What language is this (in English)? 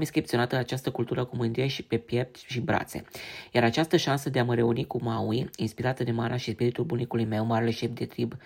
Romanian